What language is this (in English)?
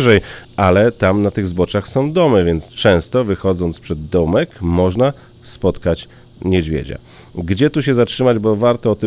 Polish